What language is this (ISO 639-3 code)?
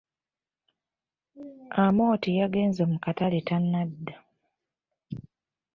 lug